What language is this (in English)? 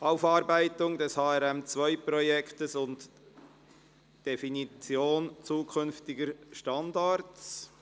Swiss German